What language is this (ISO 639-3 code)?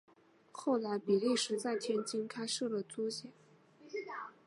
zho